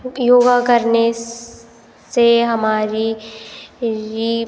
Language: Hindi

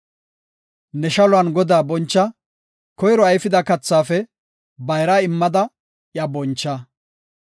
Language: Gofa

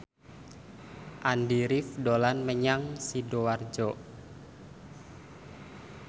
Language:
Javanese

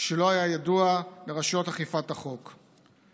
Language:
Hebrew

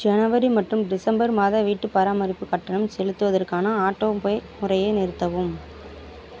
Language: Tamil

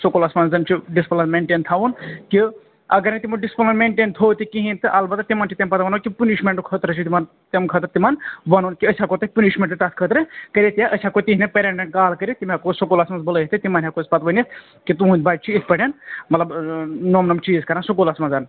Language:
Kashmiri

